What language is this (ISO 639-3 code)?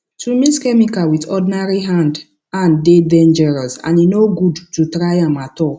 pcm